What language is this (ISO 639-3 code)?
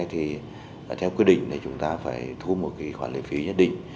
vie